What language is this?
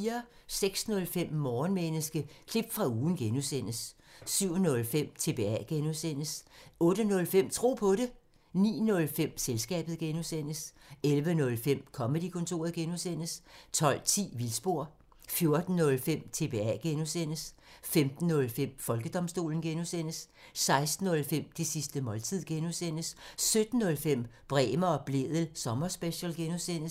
Danish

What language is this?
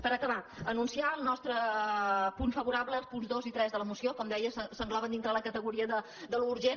Catalan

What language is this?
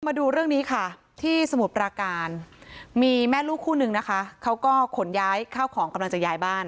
Thai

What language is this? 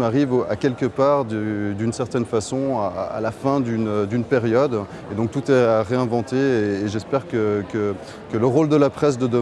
French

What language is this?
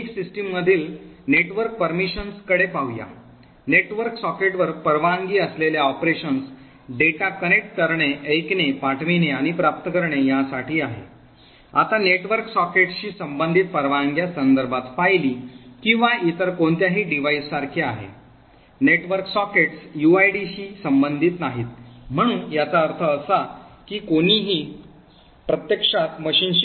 Marathi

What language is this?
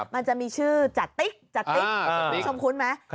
Thai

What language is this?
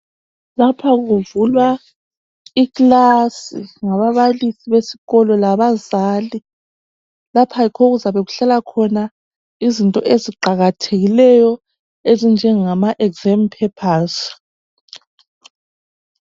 North Ndebele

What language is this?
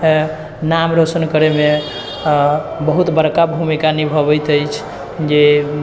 Maithili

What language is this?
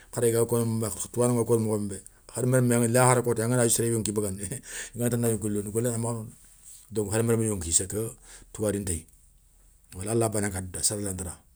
Soninke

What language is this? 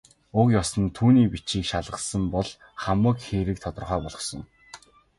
Mongolian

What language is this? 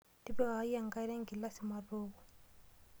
Masai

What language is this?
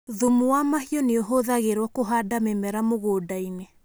Kikuyu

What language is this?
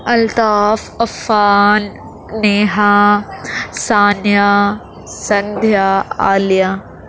Urdu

